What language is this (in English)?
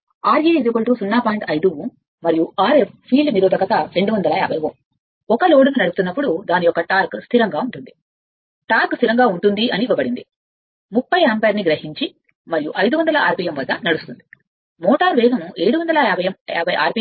Telugu